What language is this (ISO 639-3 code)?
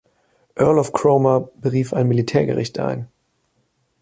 deu